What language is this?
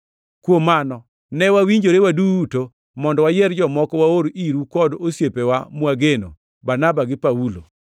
Luo (Kenya and Tanzania)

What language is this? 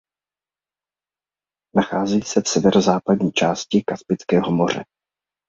Czech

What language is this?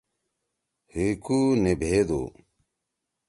Torwali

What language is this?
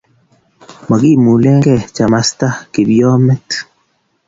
Kalenjin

